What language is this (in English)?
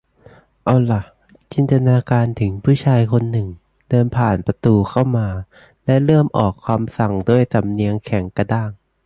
Thai